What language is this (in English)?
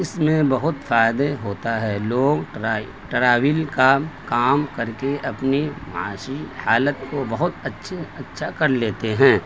Urdu